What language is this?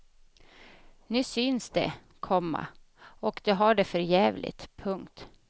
Swedish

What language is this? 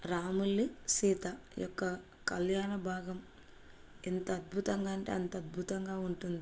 Telugu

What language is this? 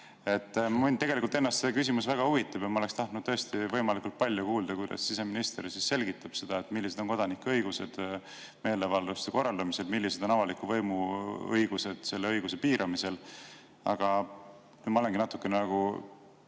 Estonian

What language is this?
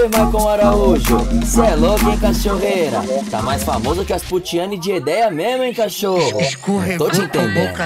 Romanian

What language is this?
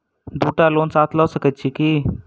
Maithili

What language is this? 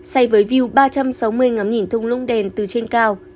Vietnamese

